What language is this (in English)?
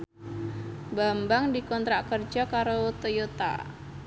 Javanese